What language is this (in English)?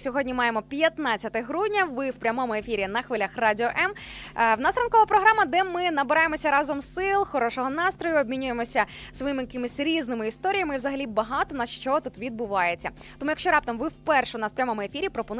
Ukrainian